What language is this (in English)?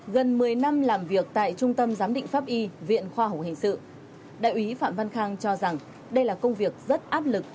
Vietnamese